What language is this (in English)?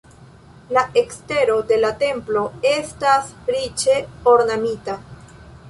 Esperanto